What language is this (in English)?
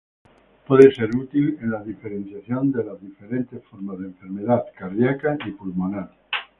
Spanish